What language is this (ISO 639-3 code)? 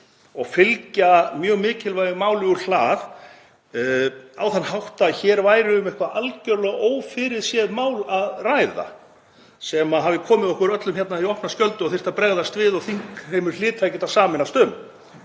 isl